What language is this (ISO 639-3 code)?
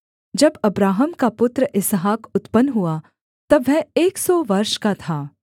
hin